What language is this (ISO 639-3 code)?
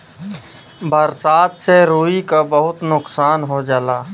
bho